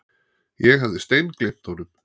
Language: Icelandic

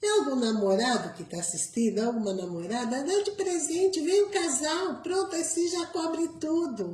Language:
Portuguese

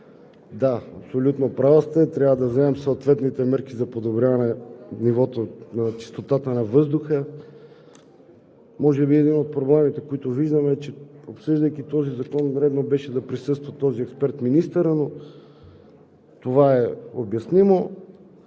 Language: Bulgarian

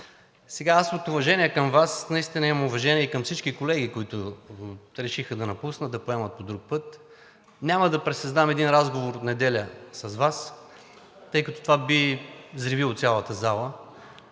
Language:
Bulgarian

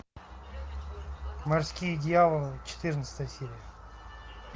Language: Russian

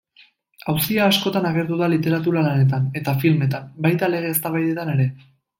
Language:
Basque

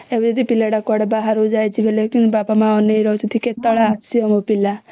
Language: Odia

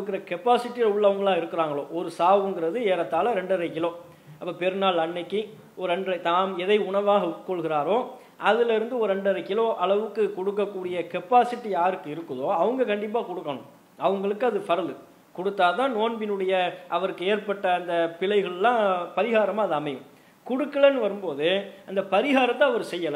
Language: Indonesian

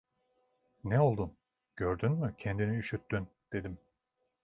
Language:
Turkish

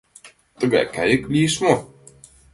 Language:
Mari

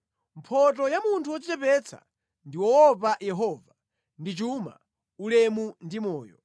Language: Nyanja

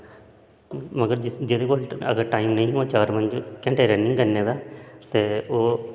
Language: Dogri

